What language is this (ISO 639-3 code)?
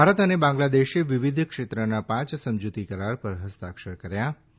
guj